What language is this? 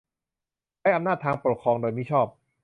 Thai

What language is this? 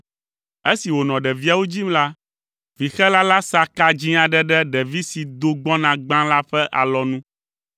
Ewe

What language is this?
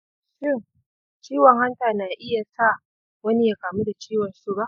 Hausa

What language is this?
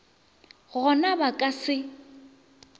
Northern Sotho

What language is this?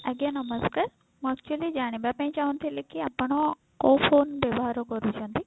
Odia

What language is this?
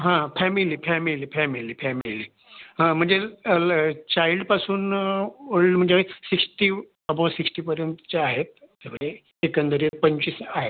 Marathi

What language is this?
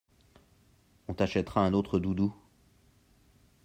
French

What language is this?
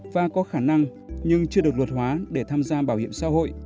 Vietnamese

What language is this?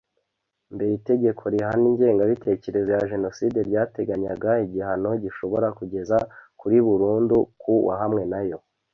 Kinyarwanda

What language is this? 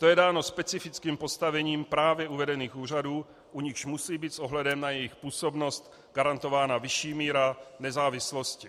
Czech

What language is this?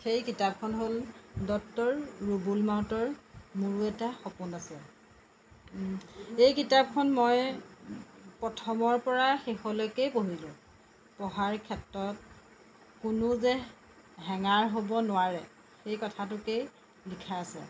Assamese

